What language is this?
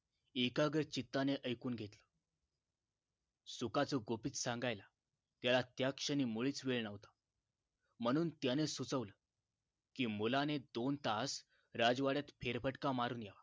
Marathi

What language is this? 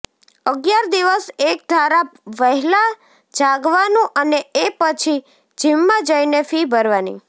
Gujarati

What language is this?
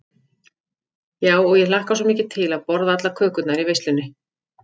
Icelandic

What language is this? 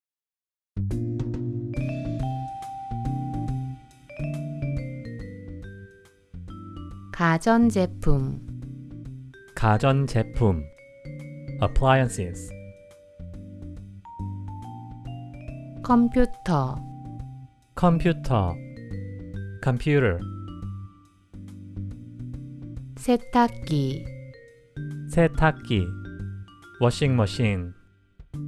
Korean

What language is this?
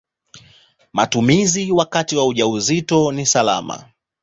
Swahili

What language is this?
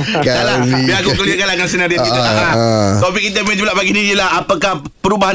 Malay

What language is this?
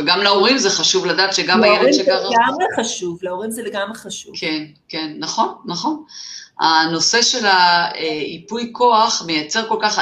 Hebrew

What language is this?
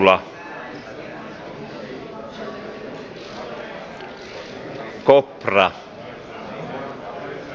Finnish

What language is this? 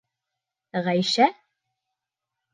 Bashkir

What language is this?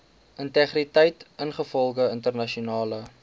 Afrikaans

